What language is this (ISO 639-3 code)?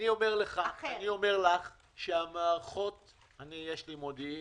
heb